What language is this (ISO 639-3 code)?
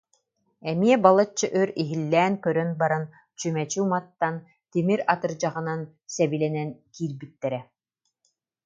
sah